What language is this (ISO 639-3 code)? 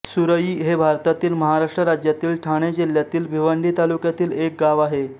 mar